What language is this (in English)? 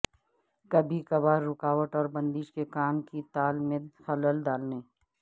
Urdu